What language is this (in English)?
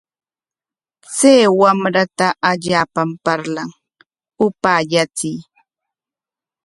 Corongo Ancash Quechua